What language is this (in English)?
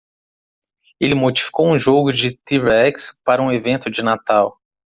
Portuguese